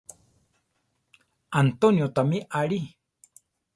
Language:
Central Tarahumara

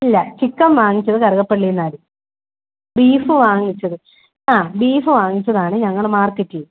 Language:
Malayalam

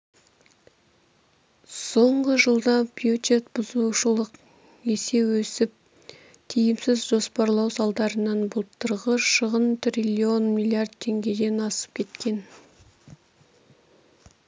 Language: Kazakh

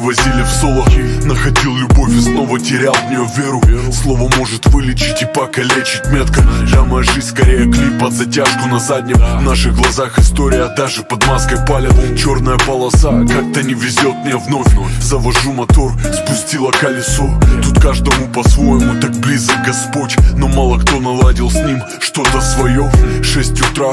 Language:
Russian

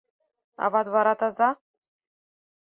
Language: Mari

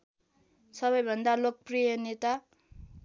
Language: Nepali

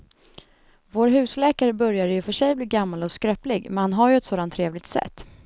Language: Swedish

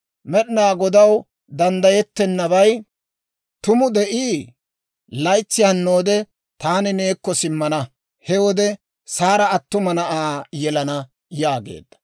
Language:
Dawro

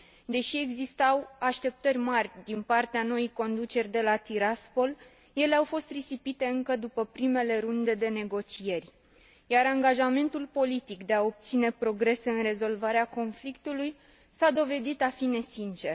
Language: Romanian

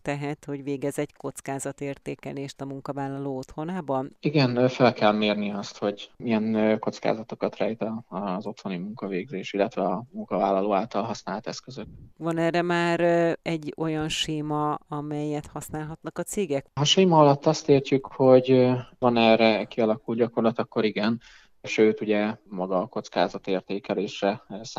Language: Hungarian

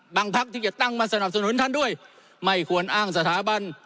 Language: Thai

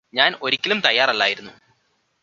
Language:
Malayalam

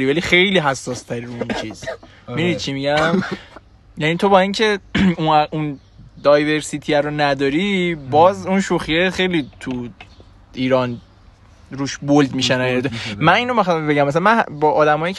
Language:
Persian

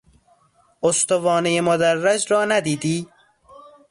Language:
Persian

